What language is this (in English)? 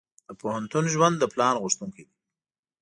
Pashto